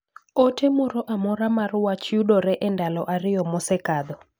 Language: Luo (Kenya and Tanzania)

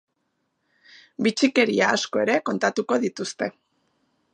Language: Basque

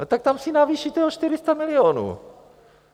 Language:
Czech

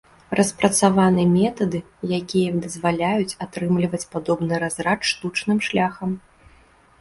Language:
Belarusian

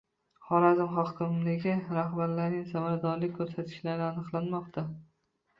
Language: Uzbek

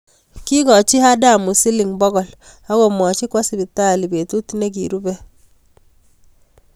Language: Kalenjin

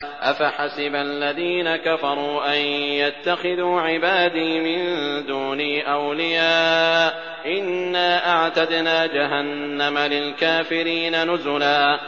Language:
Arabic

